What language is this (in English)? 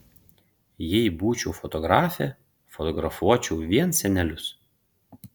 Lithuanian